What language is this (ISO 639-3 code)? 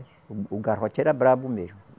por